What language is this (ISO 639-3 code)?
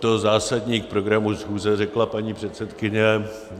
ces